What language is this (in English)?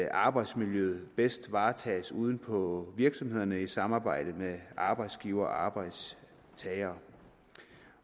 Danish